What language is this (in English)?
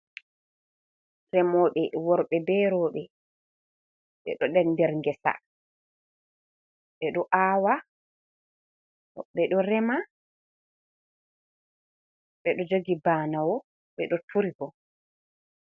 Fula